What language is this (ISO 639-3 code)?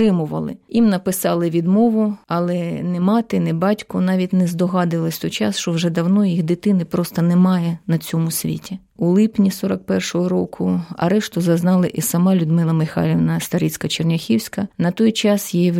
ukr